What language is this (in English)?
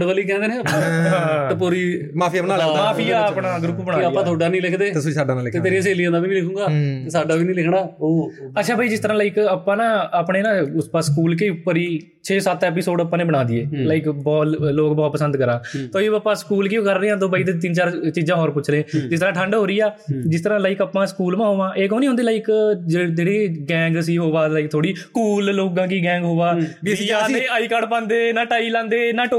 Punjabi